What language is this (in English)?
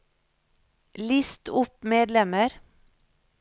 Norwegian